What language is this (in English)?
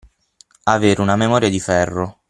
Italian